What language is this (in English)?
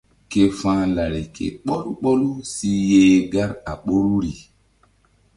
Mbum